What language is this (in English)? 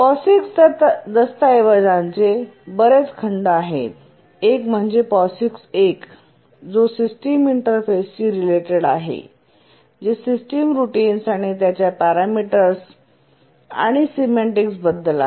Marathi